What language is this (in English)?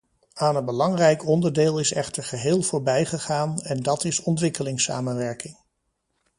Dutch